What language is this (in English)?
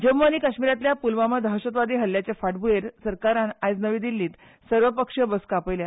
Konkani